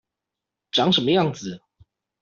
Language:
Chinese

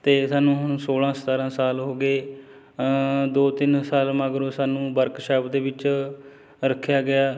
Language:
Punjabi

